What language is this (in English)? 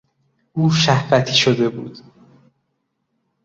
Persian